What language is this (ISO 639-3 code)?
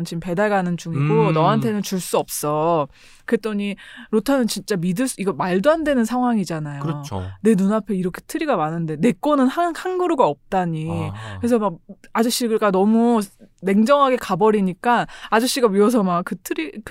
kor